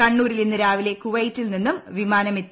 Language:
Malayalam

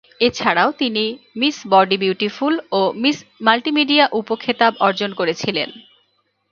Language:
Bangla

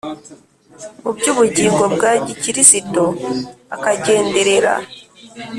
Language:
Kinyarwanda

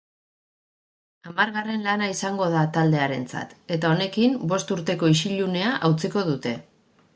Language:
Basque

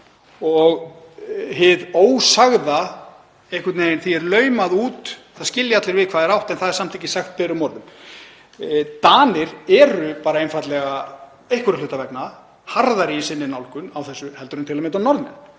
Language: Icelandic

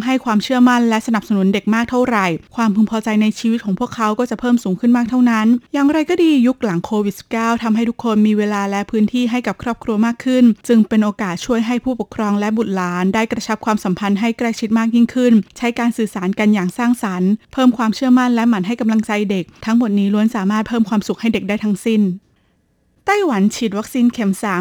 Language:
Thai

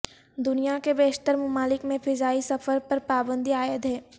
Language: Urdu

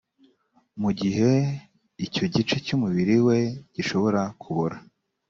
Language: Kinyarwanda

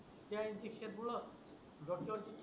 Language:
Marathi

